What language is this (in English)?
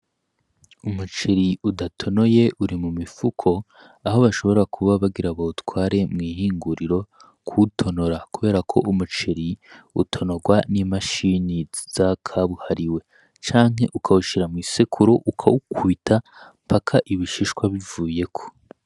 Rundi